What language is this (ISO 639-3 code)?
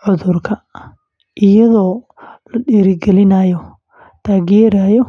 som